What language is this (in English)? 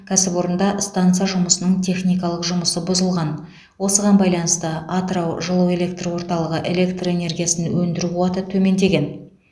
Kazakh